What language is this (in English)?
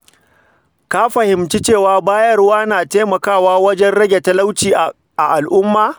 Hausa